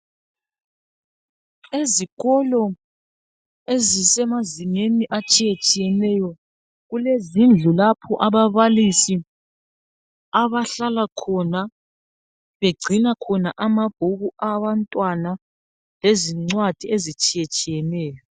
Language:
North Ndebele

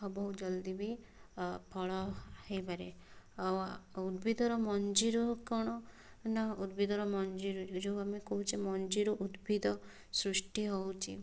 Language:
Odia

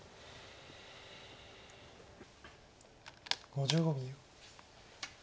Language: Japanese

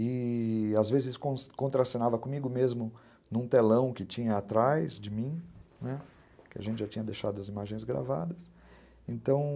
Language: Portuguese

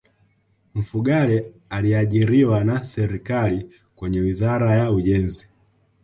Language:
Swahili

